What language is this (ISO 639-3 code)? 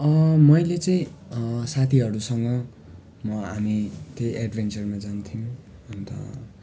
nep